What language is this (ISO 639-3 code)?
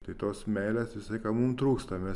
lit